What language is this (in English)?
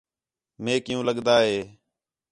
Khetrani